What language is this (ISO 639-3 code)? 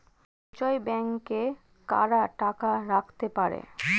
ben